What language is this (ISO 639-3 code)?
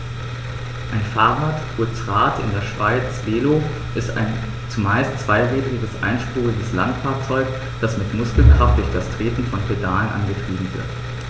deu